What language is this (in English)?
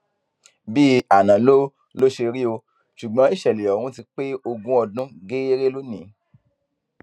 Yoruba